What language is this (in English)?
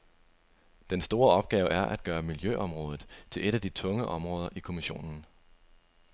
Danish